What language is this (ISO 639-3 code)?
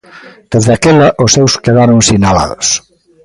glg